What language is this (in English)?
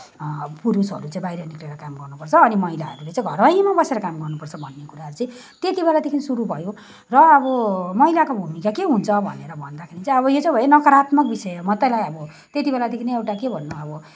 Nepali